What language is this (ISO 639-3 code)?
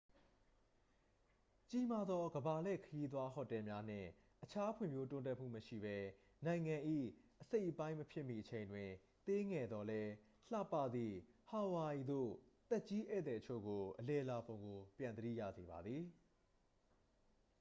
mya